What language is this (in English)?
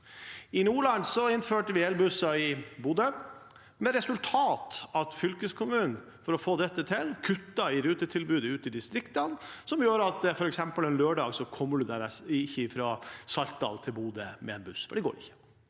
Norwegian